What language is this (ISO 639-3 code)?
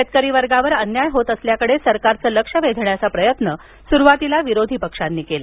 mar